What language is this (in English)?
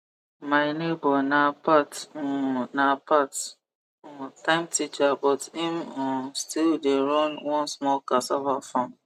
Nigerian Pidgin